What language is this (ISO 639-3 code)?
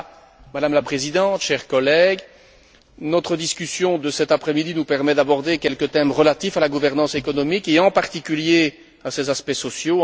fra